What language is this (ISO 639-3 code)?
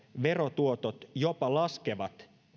fin